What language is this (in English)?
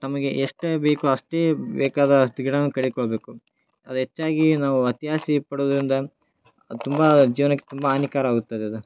Kannada